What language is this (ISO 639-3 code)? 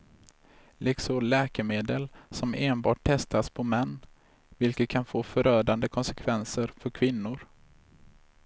swe